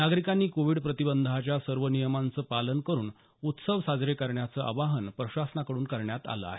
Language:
Marathi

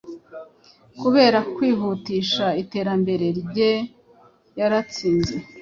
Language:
Kinyarwanda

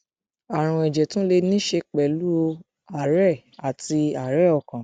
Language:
Yoruba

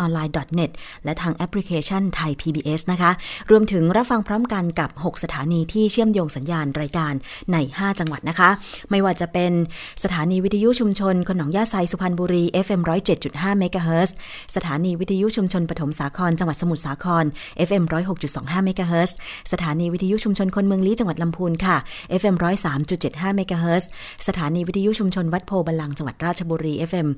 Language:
Thai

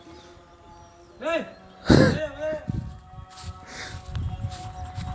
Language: Magahi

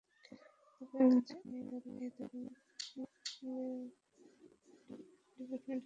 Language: Bangla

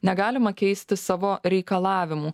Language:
Lithuanian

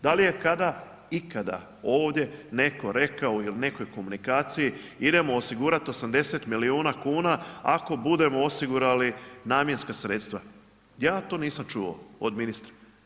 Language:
Croatian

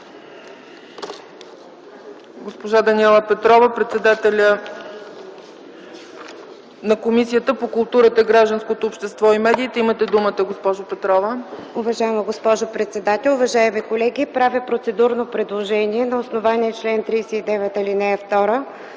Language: Bulgarian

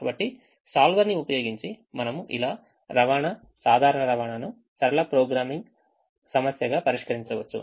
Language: Telugu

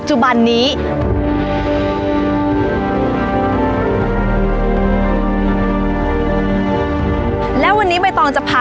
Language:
Thai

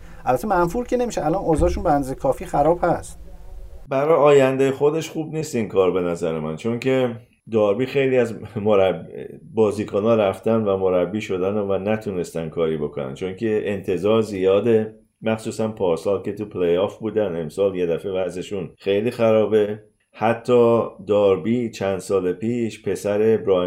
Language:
Persian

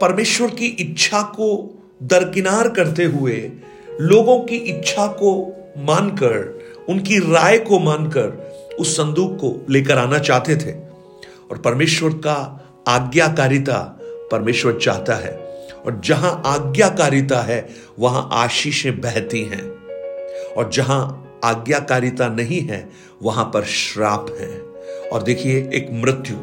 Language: Hindi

